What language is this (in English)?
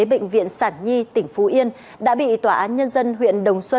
Vietnamese